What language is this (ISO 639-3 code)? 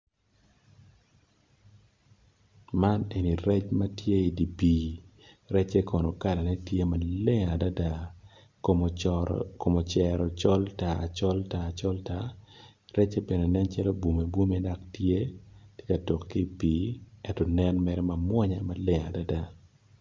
ach